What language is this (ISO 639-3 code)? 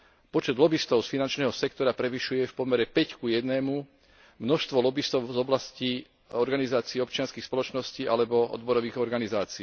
slk